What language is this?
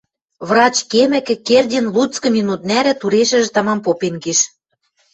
Western Mari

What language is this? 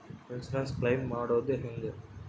Kannada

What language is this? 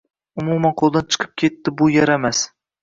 Uzbek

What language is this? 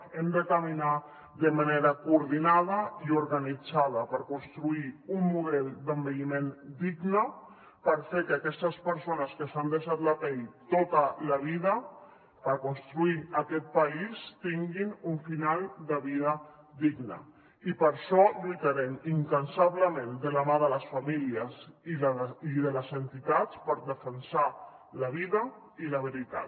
Catalan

